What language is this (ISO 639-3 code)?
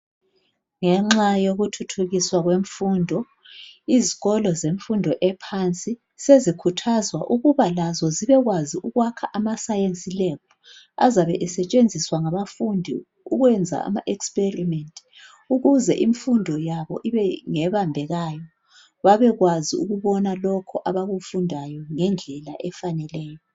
nde